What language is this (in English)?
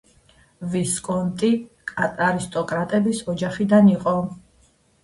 Georgian